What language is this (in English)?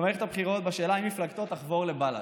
Hebrew